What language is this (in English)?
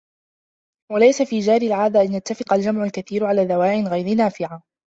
Arabic